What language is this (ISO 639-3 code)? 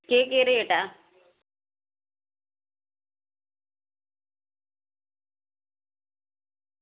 doi